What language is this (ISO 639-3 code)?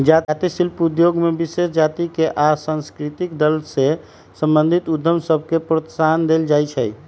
mag